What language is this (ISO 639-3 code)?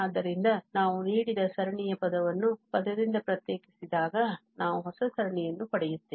kan